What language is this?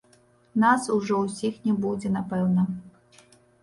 Belarusian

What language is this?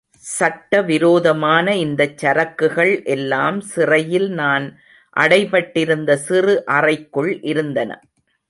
Tamil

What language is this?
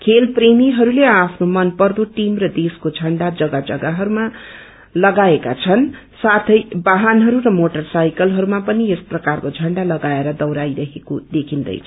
Nepali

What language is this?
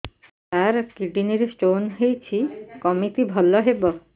Odia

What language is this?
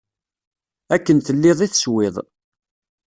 Kabyle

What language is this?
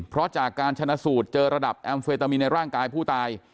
Thai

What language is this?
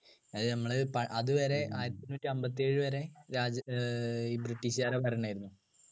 Malayalam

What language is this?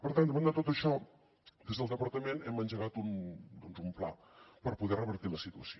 Catalan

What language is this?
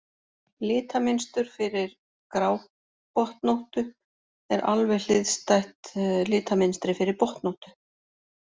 Icelandic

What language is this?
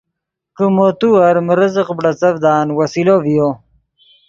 Yidgha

